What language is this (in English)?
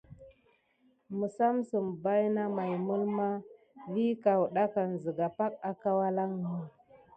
Gidar